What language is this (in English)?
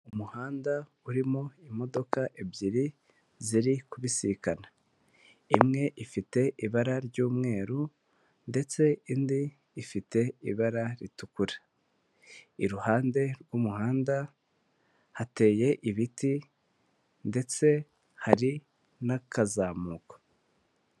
Kinyarwanda